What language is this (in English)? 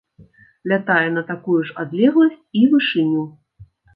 Belarusian